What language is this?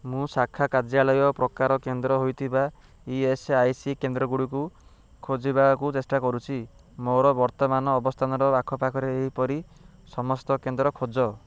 Odia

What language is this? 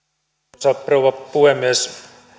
Finnish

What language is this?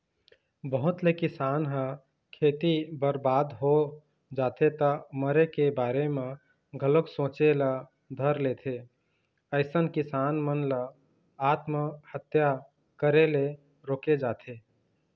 Chhattisgarhi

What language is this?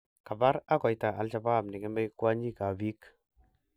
Kalenjin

